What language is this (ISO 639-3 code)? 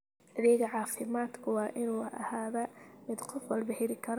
som